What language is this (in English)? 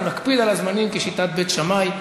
Hebrew